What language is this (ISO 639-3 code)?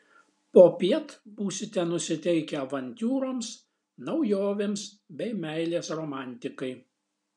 lit